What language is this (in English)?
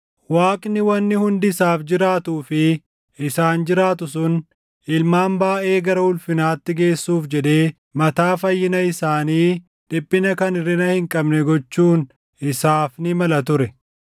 Oromo